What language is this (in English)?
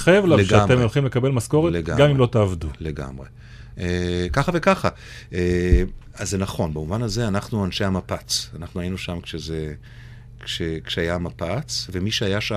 Hebrew